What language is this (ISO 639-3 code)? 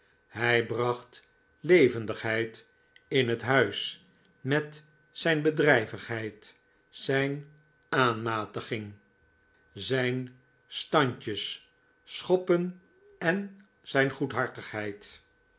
nld